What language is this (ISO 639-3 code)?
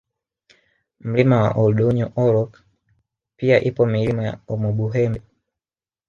swa